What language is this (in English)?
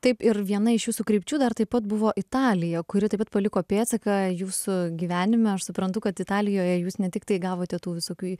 Lithuanian